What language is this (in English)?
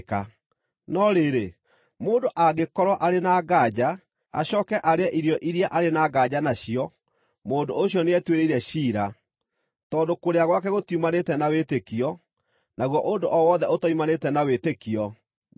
Kikuyu